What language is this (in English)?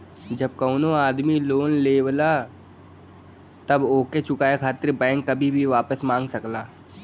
Bhojpuri